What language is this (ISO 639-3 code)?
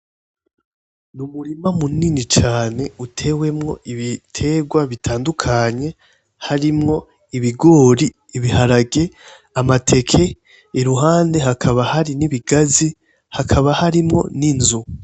run